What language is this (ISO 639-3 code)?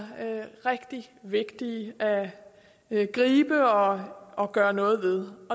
dan